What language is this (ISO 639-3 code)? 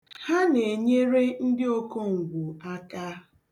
ibo